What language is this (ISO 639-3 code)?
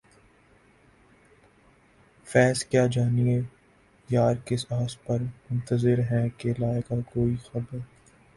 urd